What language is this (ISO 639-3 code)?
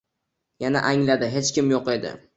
uzb